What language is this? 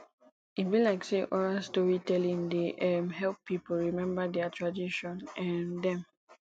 Nigerian Pidgin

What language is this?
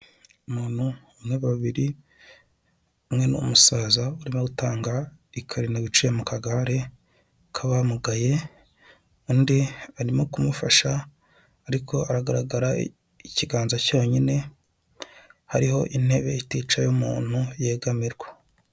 Kinyarwanda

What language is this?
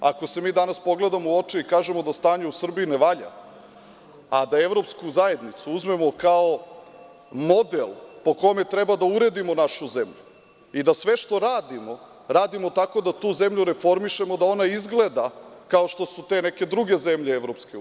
Serbian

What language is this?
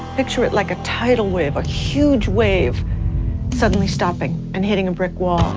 English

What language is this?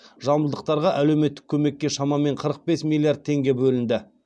Kazakh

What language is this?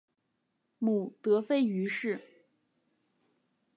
Chinese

